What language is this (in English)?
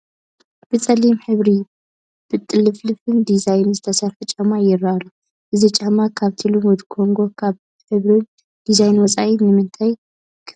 Tigrinya